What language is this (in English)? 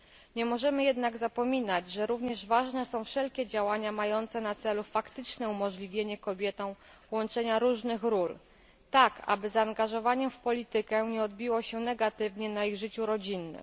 Polish